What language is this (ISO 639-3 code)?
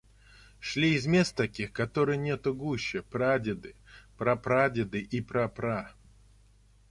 rus